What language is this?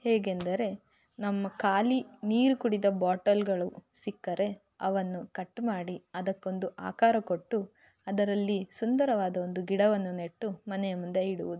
Kannada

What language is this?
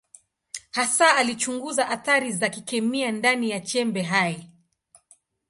Swahili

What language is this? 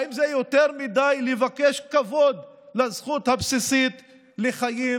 Hebrew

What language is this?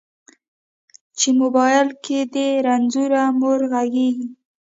Pashto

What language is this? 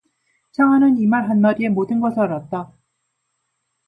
Korean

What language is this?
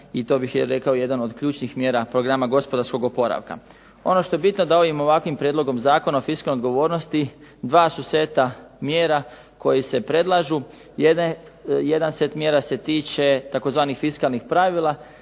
Croatian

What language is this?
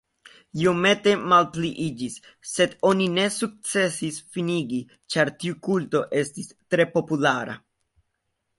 Esperanto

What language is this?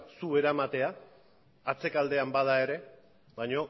Basque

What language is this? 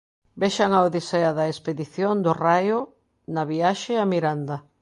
Galician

